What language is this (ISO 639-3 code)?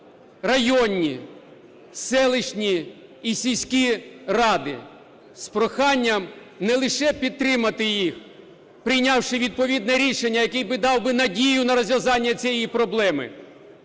ukr